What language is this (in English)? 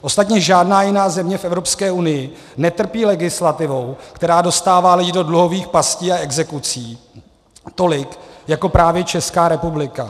Czech